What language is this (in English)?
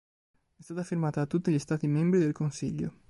Italian